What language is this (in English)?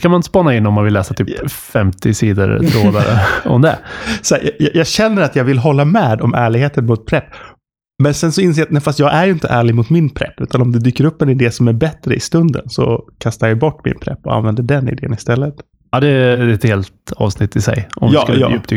Swedish